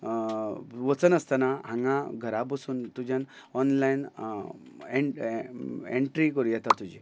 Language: Konkani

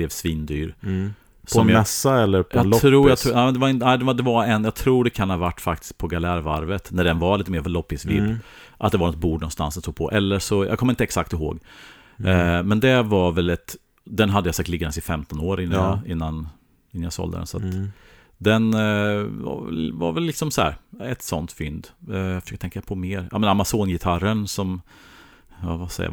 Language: Swedish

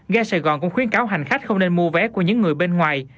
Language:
Vietnamese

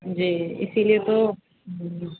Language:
Urdu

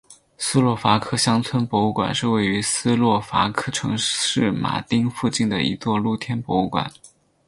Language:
Chinese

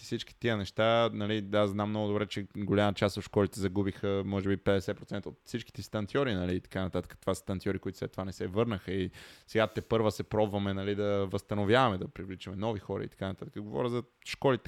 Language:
Bulgarian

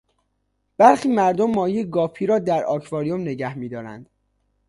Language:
Persian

